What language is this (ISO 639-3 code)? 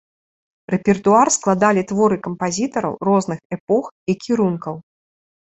bel